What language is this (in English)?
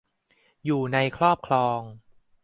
Thai